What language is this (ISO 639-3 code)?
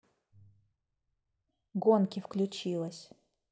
rus